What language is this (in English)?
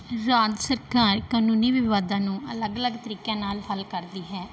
Punjabi